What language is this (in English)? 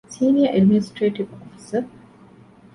Divehi